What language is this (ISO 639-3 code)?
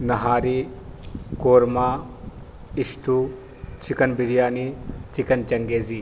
urd